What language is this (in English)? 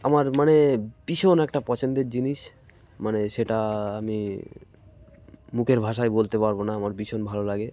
Bangla